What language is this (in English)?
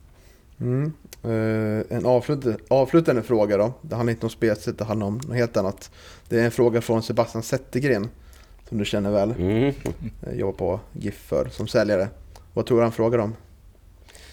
Swedish